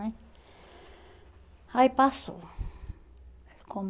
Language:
Portuguese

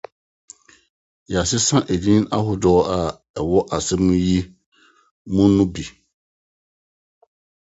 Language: Akan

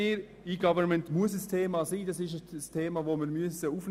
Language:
Swiss German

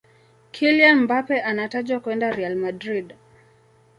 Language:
Swahili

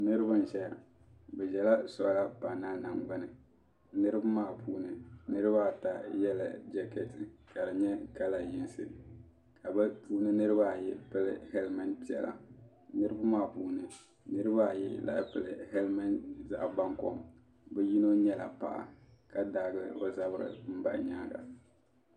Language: Dagbani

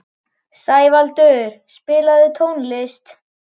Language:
Icelandic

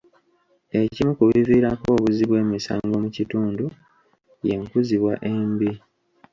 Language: Ganda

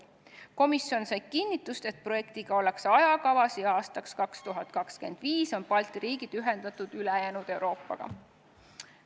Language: Estonian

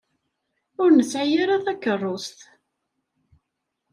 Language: Kabyle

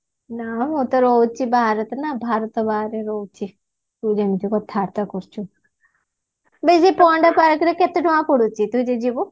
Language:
Odia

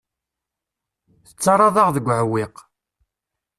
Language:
Kabyle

